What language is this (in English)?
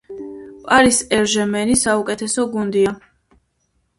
Georgian